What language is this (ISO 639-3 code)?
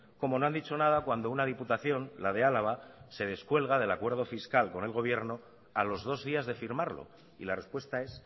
spa